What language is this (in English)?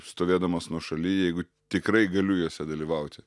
Lithuanian